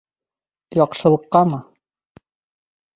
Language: Bashkir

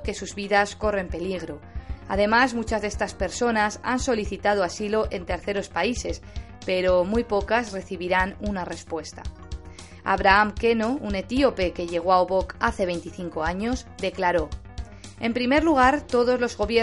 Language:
Spanish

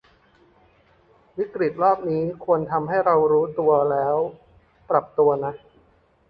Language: Thai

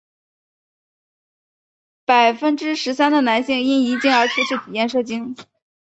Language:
Chinese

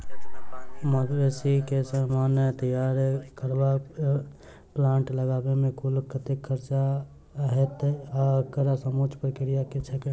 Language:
Maithili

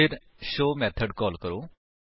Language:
Punjabi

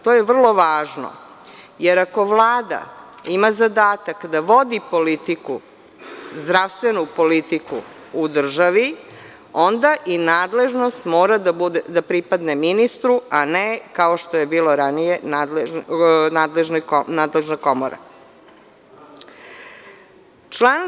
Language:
Serbian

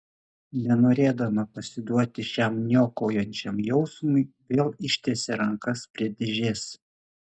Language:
Lithuanian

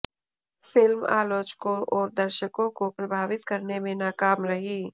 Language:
Hindi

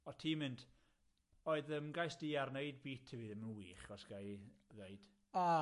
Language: Welsh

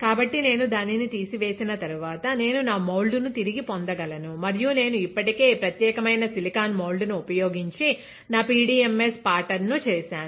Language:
Telugu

